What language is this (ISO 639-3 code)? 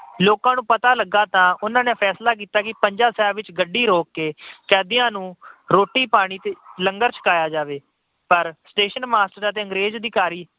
pan